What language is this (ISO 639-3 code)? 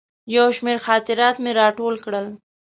pus